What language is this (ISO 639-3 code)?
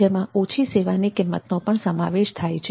guj